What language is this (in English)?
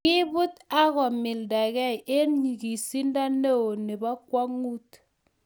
Kalenjin